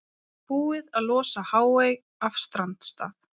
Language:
Icelandic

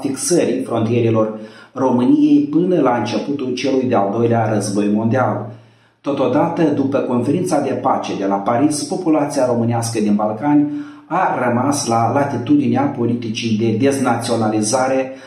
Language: Romanian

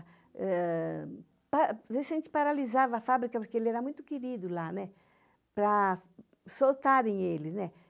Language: Portuguese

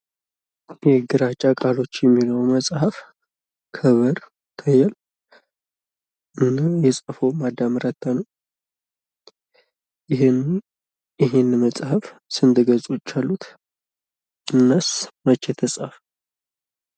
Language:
Amharic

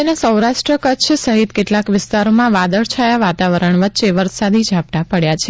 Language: Gujarati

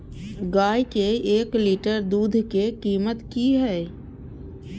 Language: Maithili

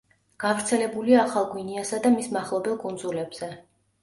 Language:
Georgian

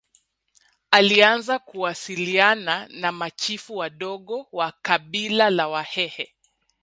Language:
Swahili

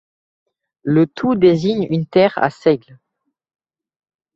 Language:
French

